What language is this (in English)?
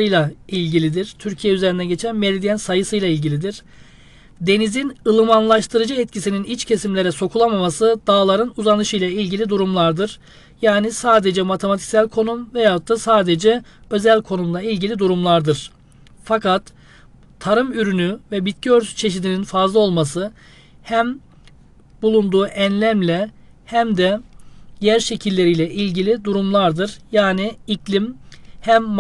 Turkish